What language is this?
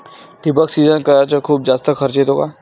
Marathi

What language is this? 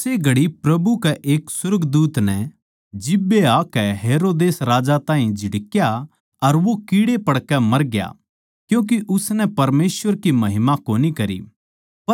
Haryanvi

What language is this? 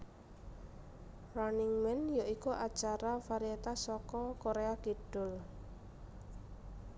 Javanese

